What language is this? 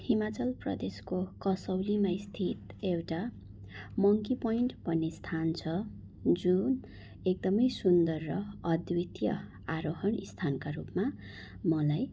Nepali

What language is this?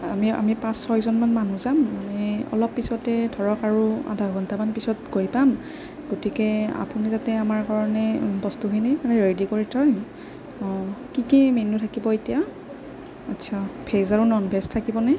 Assamese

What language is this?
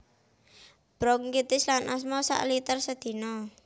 Javanese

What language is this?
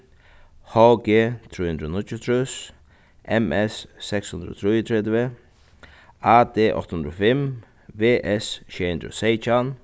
Faroese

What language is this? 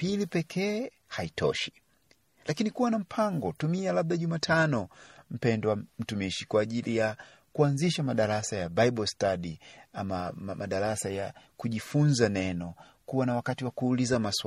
Swahili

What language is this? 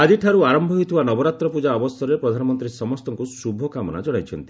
Odia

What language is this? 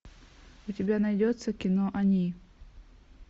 Russian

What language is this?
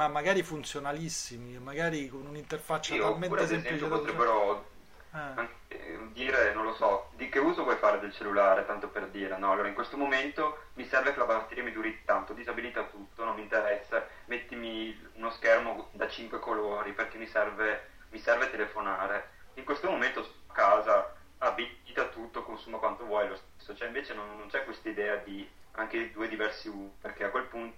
Italian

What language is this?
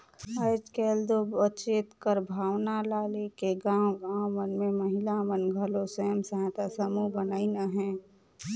Chhattisgarhi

